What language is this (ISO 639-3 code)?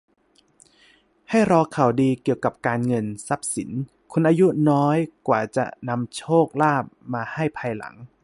tha